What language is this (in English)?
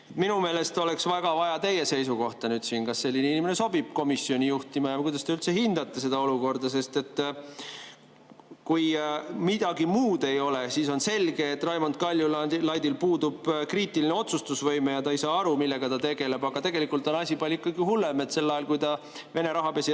Estonian